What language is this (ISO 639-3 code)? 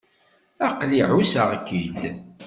kab